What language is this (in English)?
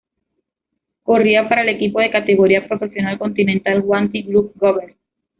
Spanish